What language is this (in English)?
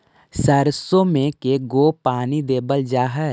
Magahi